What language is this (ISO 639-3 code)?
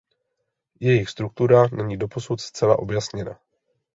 ces